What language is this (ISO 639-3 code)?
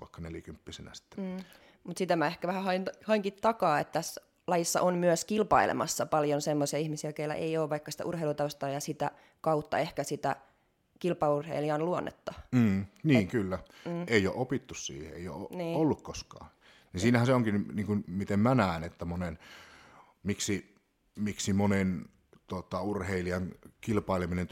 fin